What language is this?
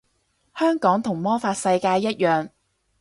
Cantonese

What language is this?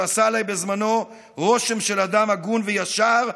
Hebrew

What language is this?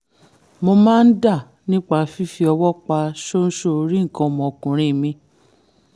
Yoruba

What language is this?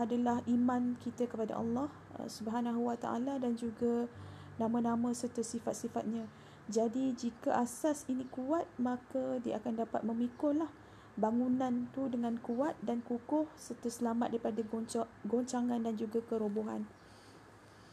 Malay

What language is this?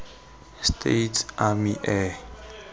Tswana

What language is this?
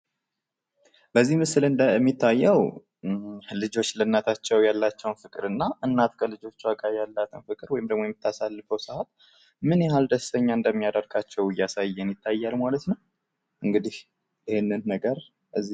Amharic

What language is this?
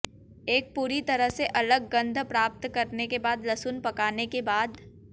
Hindi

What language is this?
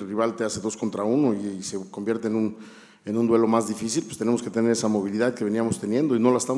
Spanish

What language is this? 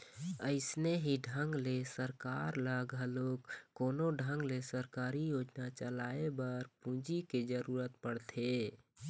Chhattisgarhi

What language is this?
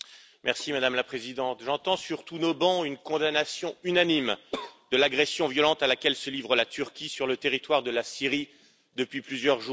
French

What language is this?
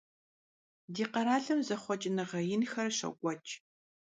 Kabardian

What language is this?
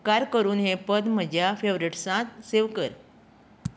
Konkani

